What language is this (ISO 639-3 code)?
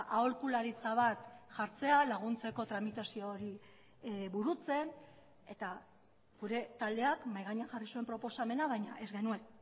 eus